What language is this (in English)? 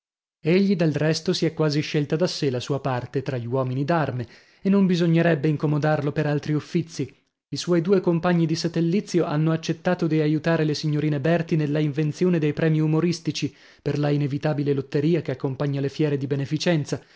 Italian